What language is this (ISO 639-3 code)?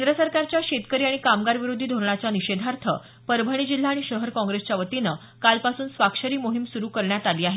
mar